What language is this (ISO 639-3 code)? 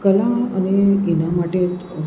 guj